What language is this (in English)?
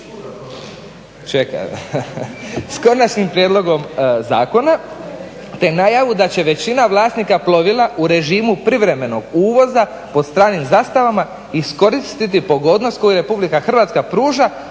Croatian